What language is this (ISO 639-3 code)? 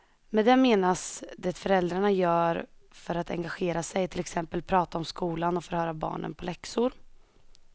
swe